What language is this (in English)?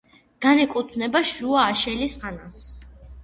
Georgian